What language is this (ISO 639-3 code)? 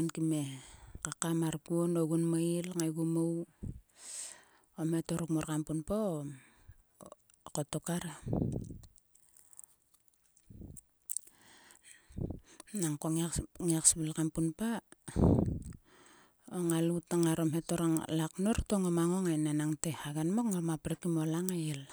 sua